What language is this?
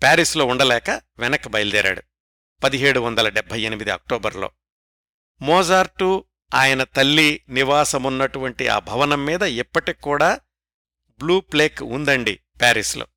Telugu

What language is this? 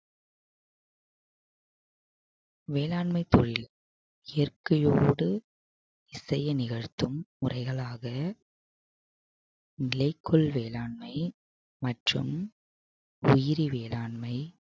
Tamil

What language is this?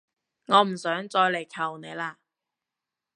Cantonese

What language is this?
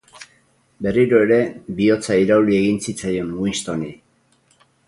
Basque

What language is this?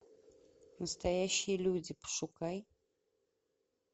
Russian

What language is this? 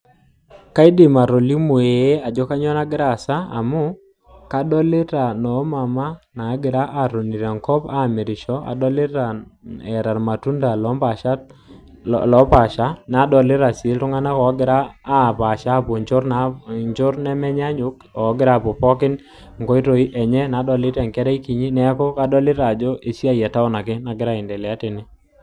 Masai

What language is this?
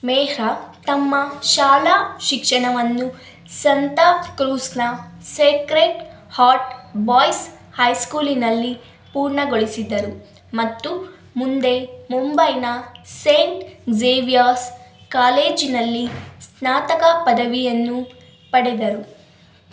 Kannada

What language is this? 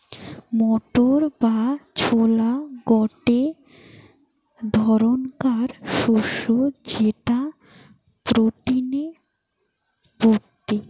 Bangla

